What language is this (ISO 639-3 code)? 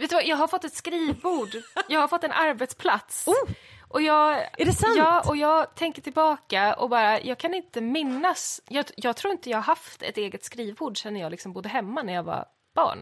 swe